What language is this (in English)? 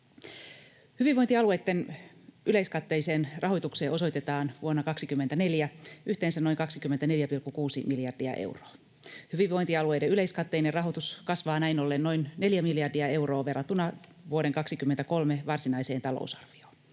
Finnish